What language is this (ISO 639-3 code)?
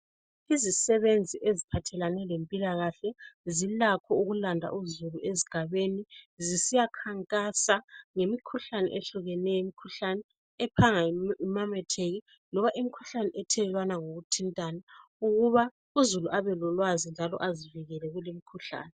nde